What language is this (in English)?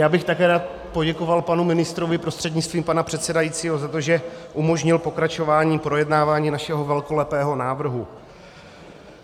Czech